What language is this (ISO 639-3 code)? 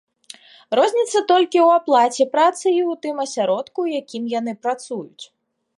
bel